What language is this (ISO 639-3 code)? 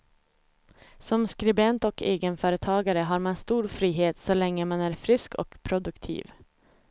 swe